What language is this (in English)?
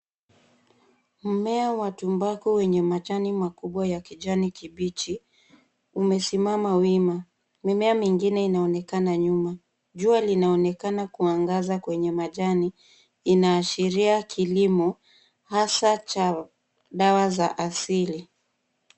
Swahili